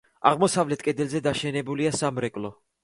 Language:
Georgian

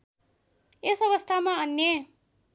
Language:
Nepali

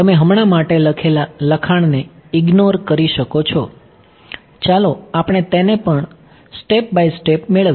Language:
Gujarati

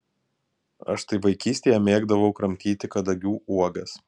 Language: Lithuanian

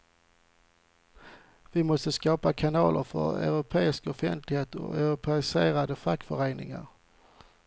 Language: Swedish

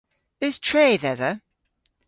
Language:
Cornish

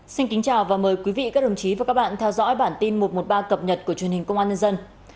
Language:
Vietnamese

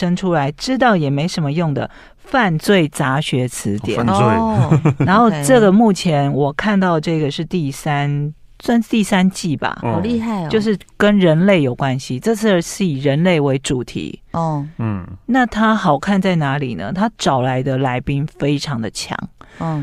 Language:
Chinese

